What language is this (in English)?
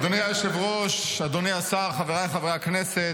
Hebrew